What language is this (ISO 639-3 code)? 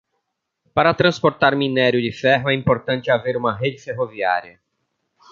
por